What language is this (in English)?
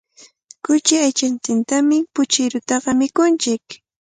Cajatambo North Lima Quechua